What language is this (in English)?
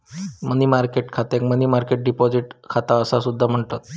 Marathi